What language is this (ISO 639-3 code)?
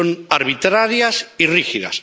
spa